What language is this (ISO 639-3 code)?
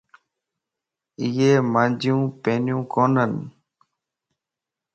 lss